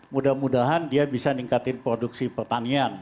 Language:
Indonesian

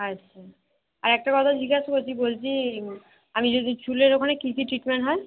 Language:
Bangla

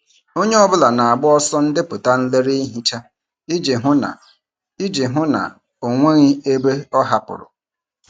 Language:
Igbo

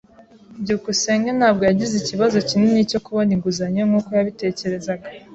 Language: Kinyarwanda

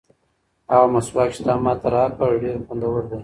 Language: Pashto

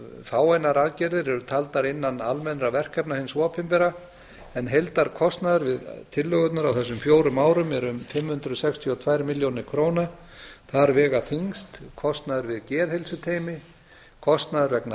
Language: Icelandic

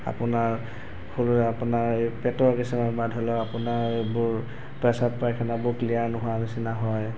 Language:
Assamese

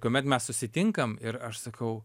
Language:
Lithuanian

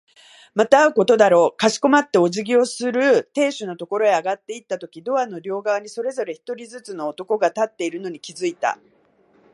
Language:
Japanese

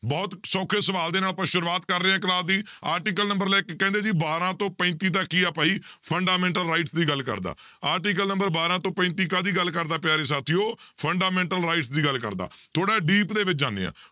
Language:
Punjabi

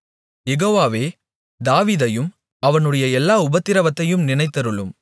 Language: Tamil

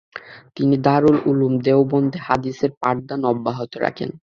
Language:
Bangla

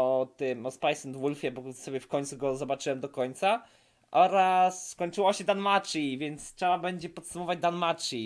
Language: Polish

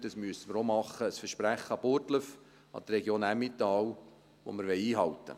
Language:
Swiss German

